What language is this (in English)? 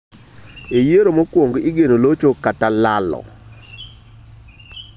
Luo (Kenya and Tanzania)